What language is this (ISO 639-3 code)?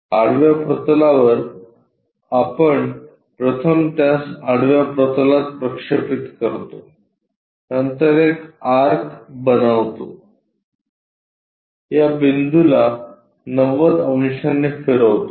mar